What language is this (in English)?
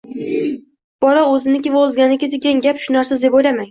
Uzbek